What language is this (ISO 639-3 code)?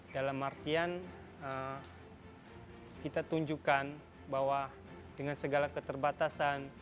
ind